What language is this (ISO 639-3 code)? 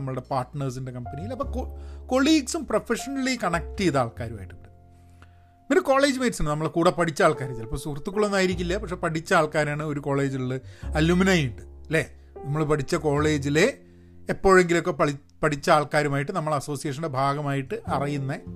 mal